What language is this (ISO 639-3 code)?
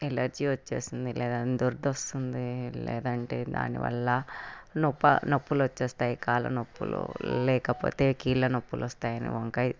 tel